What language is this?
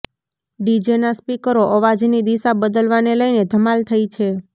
Gujarati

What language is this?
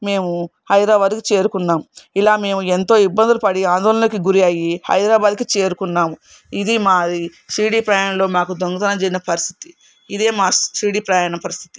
Telugu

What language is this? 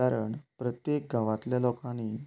Konkani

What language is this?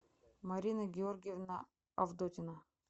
Russian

